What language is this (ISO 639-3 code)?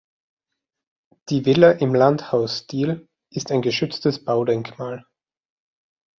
deu